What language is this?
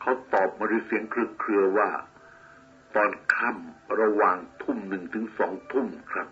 Thai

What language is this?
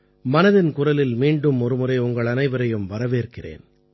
Tamil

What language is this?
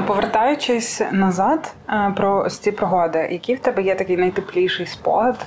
Ukrainian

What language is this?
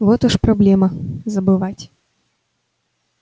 Russian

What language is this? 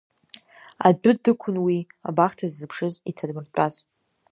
Abkhazian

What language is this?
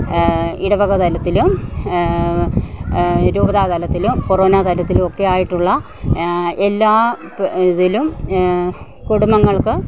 Malayalam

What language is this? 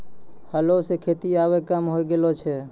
Maithili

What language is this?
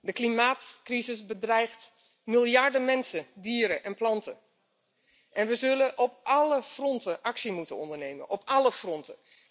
Dutch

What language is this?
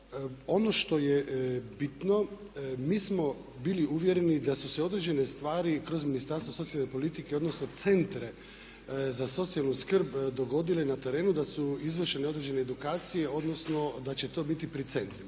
Croatian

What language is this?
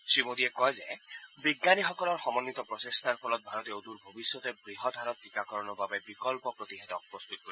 Assamese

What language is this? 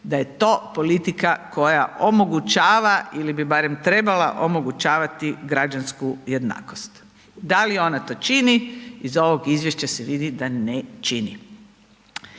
Croatian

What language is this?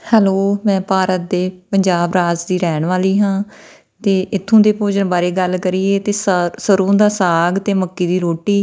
Punjabi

